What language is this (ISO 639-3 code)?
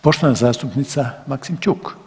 hrv